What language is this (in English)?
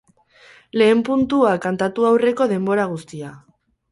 Basque